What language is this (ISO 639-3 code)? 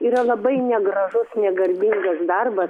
lit